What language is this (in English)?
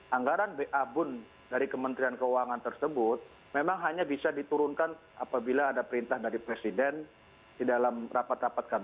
Indonesian